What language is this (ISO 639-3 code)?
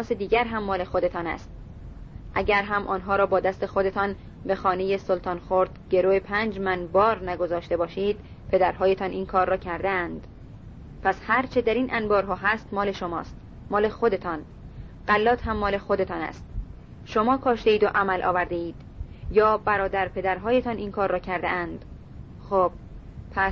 fas